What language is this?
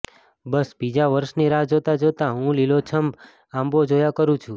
Gujarati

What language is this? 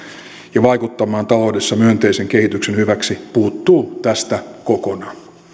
Finnish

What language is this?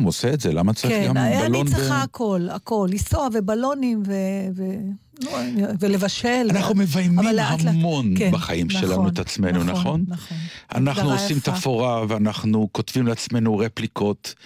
Hebrew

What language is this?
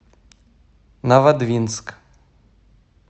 Russian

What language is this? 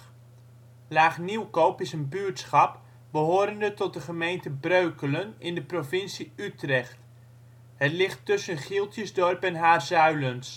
Dutch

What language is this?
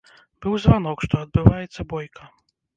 Belarusian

